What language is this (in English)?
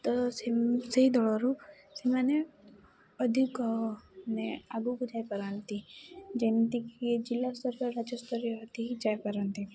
Odia